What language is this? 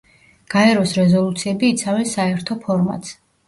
Georgian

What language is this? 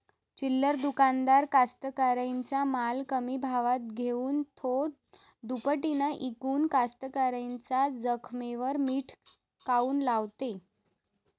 Marathi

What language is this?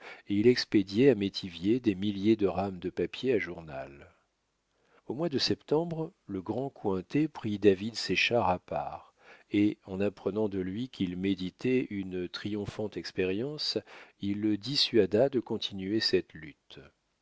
French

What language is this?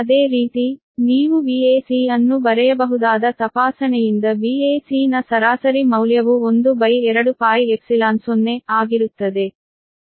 Kannada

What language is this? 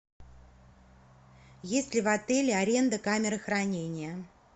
Russian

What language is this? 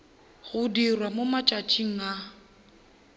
Northern Sotho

